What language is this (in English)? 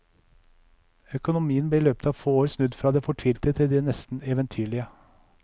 Norwegian